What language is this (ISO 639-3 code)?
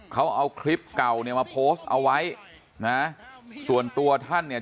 tha